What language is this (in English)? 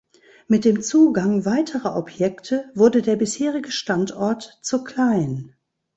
German